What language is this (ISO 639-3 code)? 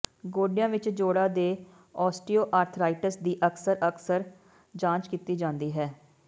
pan